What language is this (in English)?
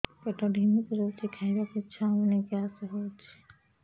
Odia